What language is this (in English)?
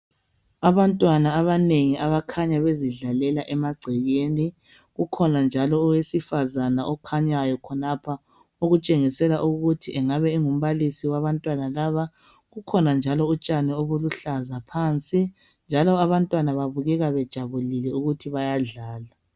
North Ndebele